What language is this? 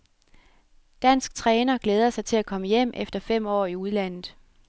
Danish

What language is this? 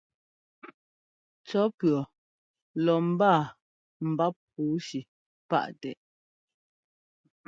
Ngomba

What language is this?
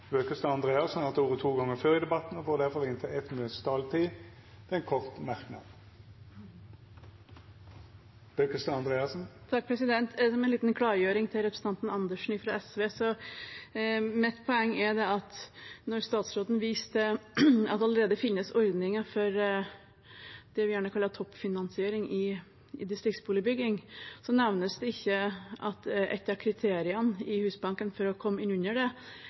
Norwegian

